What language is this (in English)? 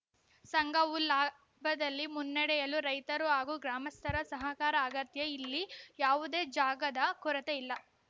Kannada